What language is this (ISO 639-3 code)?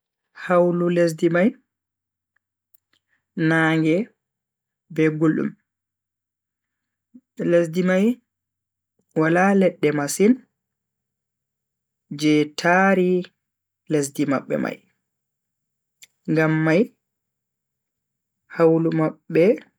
fui